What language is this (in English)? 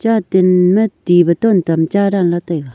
Wancho Naga